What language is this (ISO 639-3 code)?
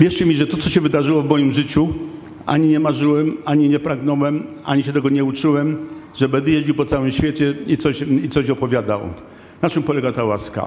pol